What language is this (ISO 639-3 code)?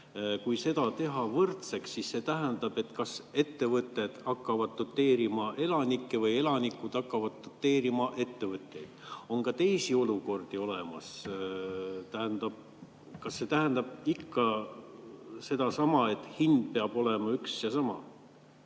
est